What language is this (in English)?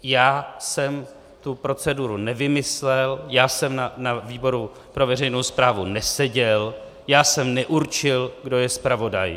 Czech